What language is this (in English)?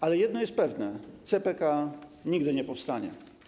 Polish